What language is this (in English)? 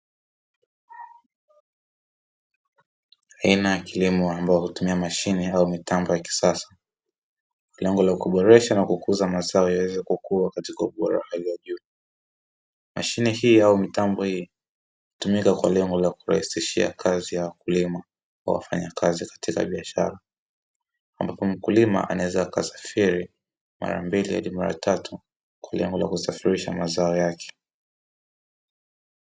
Swahili